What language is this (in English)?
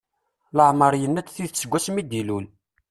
Kabyle